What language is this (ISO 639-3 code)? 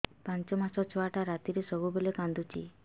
ori